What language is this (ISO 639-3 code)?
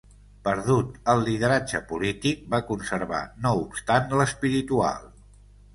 cat